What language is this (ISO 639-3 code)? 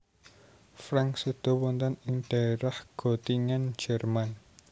jav